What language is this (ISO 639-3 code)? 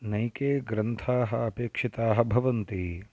san